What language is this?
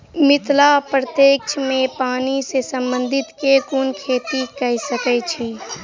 Maithili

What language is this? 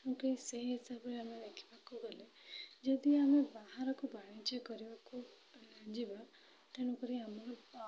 Odia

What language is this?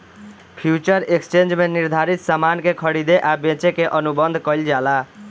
Bhojpuri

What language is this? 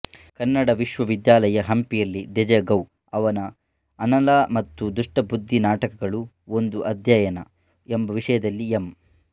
Kannada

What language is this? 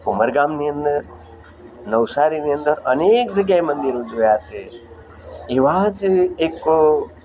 Gujarati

